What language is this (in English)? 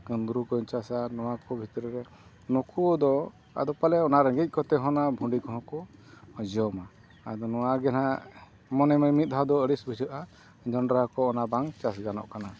Santali